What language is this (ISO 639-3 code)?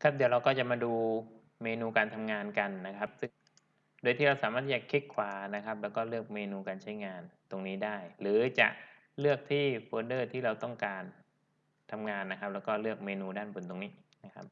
tha